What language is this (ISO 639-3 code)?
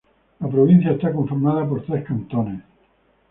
spa